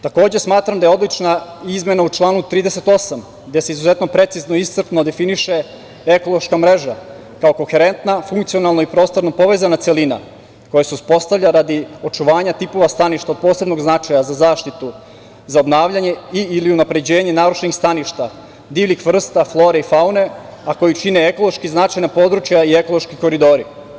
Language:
Serbian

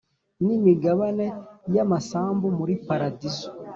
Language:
Kinyarwanda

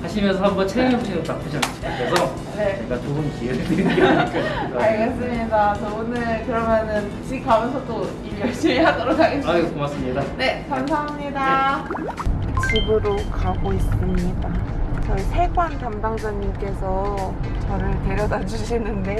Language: Korean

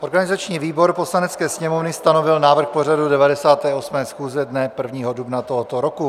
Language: Czech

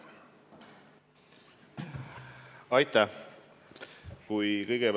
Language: Estonian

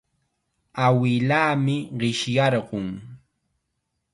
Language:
Chiquián Ancash Quechua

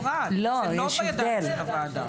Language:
Hebrew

